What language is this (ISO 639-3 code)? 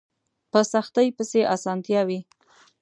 pus